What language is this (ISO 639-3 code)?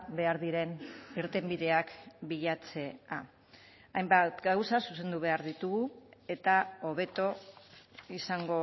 eus